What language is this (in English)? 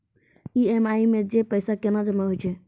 Maithili